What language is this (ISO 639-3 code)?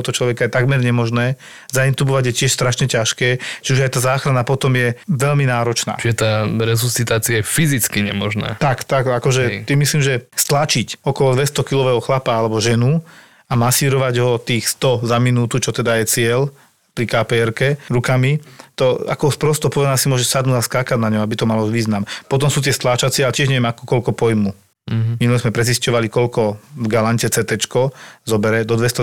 slk